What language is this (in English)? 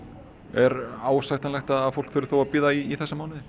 Icelandic